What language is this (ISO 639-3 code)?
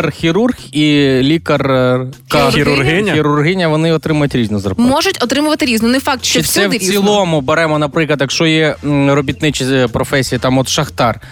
ukr